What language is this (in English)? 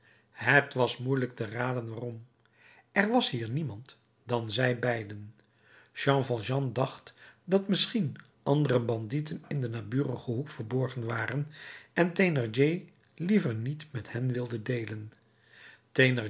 Dutch